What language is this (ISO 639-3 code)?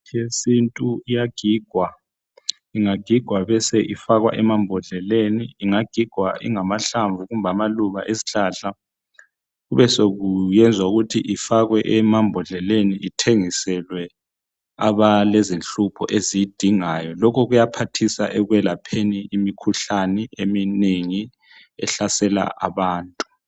nde